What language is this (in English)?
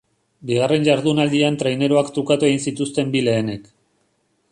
Basque